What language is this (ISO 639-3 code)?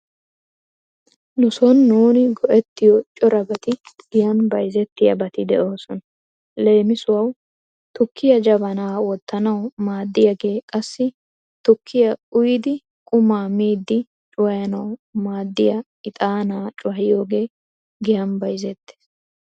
wal